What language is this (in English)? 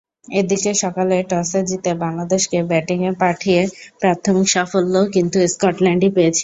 Bangla